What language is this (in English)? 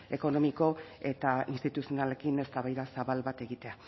Basque